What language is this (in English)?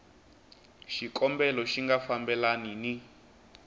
Tsonga